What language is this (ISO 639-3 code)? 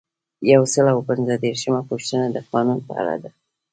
pus